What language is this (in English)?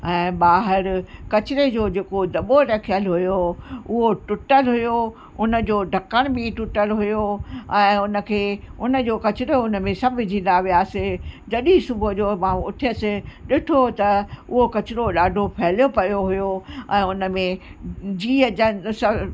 Sindhi